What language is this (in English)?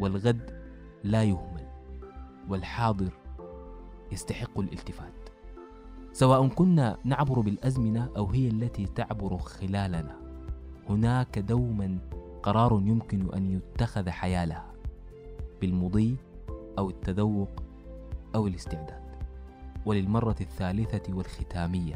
Arabic